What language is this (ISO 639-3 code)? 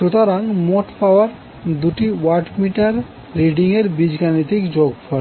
ben